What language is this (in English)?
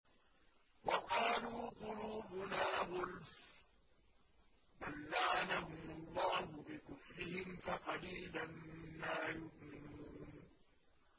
Arabic